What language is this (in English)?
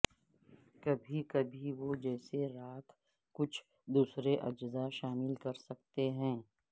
Urdu